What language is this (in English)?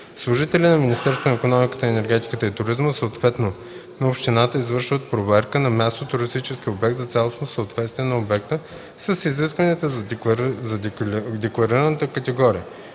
Bulgarian